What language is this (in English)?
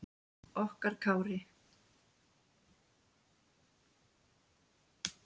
Icelandic